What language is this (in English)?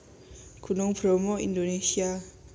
Javanese